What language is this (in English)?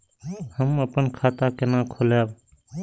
Maithili